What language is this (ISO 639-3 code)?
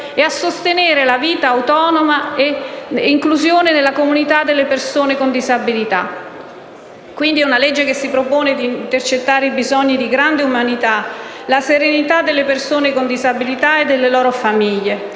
ita